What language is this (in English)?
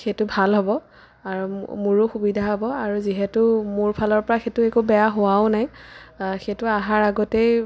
Assamese